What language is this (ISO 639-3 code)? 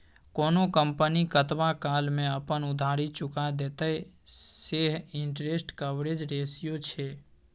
mai